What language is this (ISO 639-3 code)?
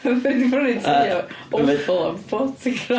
cym